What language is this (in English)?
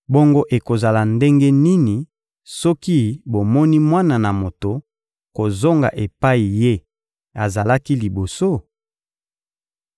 Lingala